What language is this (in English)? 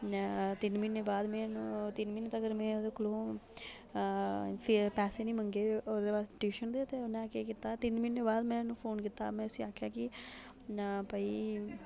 Dogri